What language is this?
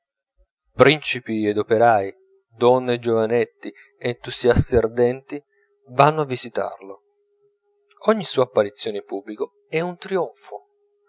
Italian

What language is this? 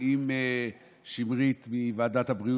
Hebrew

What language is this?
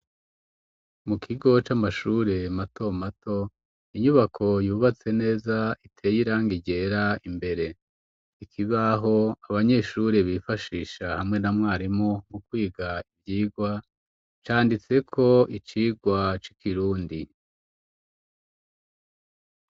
Rundi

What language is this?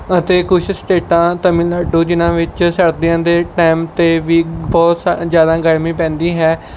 Punjabi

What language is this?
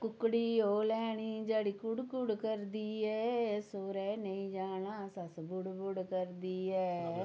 Dogri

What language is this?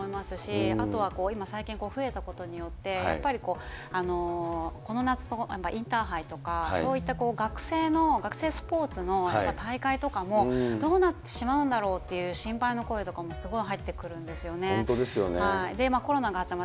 Japanese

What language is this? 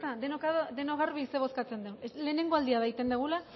Basque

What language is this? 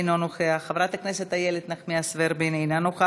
Hebrew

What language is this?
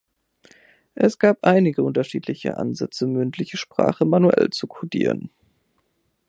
German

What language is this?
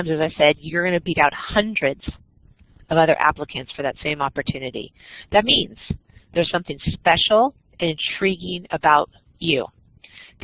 English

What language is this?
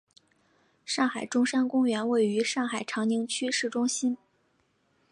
Chinese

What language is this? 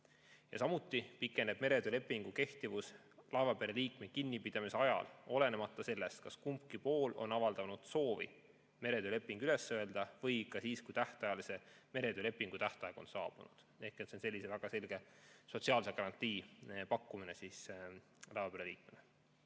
Estonian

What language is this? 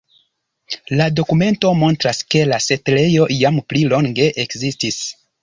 Esperanto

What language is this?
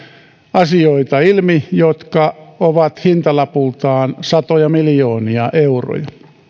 Finnish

